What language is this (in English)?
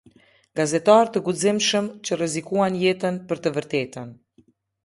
Albanian